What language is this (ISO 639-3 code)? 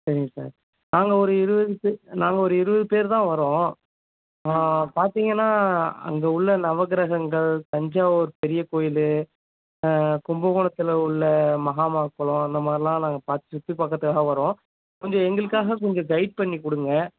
tam